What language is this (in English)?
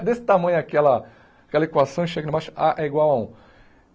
Portuguese